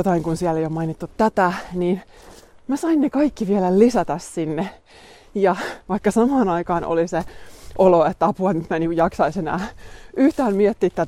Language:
Finnish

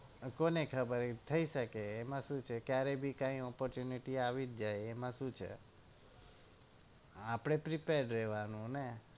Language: Gujarati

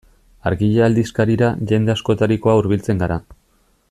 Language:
Basque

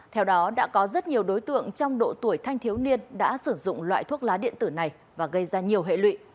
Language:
Vietnamese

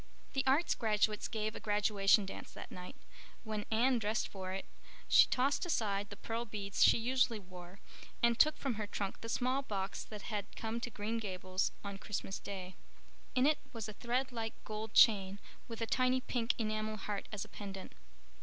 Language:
English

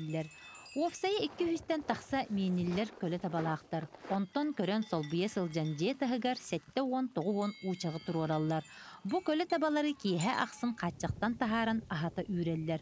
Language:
Turkish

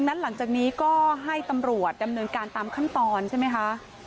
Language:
Thai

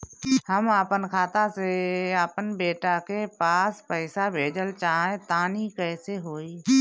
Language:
Bhojpuri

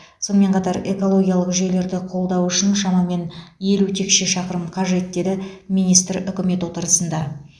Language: Kazakh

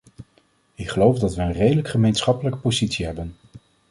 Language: Dutch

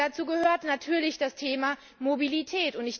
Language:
German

